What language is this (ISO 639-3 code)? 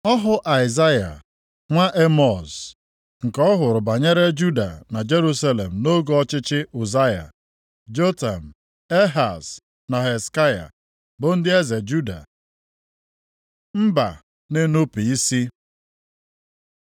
ibo